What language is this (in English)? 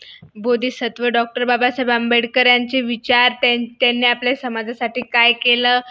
Marathi